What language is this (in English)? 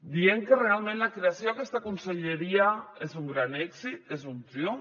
Catalan